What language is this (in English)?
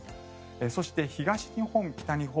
Japanese